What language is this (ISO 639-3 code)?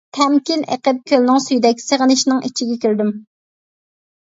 uig